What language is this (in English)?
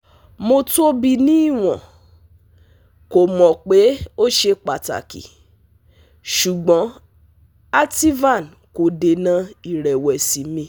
Yoruba